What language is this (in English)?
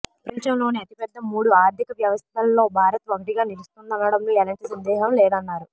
Telugu